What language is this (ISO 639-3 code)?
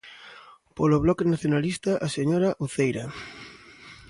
glg